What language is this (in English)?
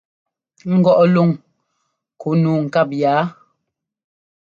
Ngomba